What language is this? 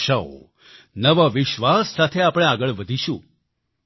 Gujarati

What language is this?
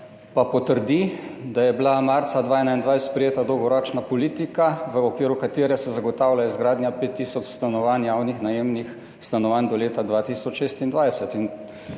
Slovenian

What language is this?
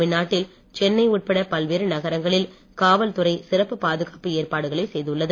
Tamil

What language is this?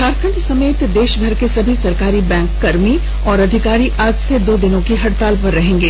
Hindi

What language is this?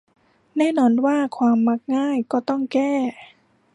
Thai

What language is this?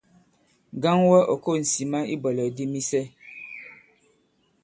Bankon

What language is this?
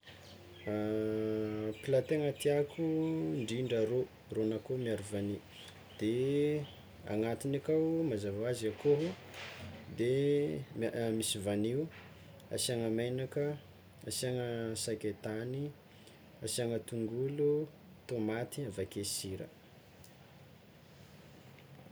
Tsimihety Malagasy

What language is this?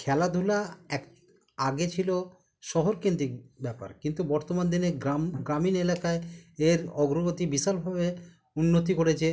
Bangla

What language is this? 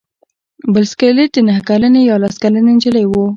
Pashto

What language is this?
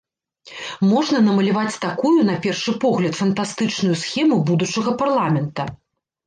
Belarusian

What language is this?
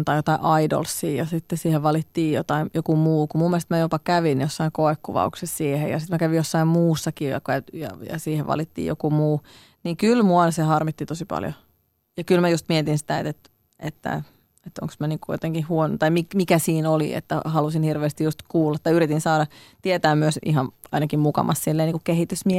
Finnish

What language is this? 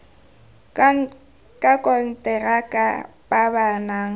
Tswana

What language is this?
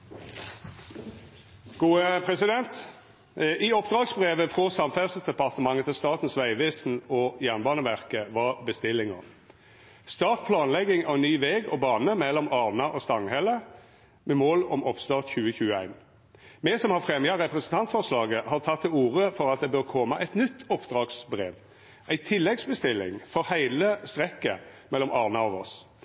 Norwegian Nynorsk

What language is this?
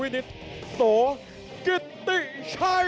Thai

